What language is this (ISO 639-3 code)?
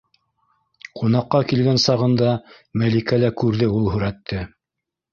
bak